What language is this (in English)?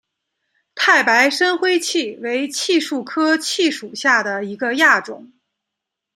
Chinese